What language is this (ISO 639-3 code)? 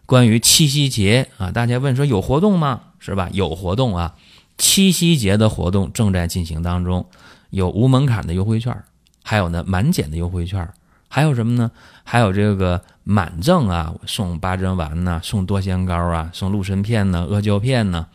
zho